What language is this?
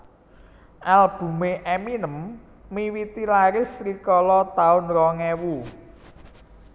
Javanese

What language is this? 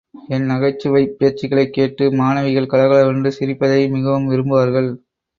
Tamil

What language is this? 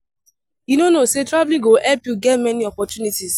Nigerian Pidgin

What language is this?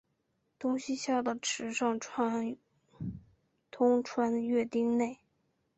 Chinese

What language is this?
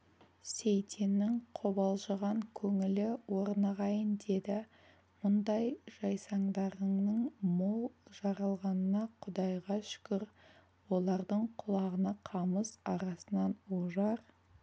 Kazakh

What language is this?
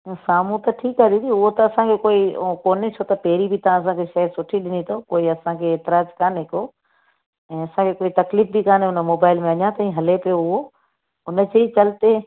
Sindhi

